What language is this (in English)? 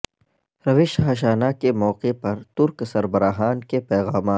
Urdu